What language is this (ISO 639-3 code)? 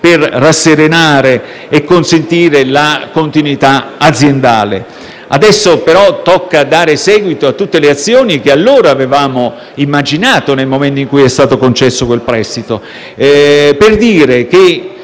ita